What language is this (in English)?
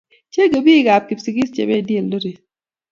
Kalenjin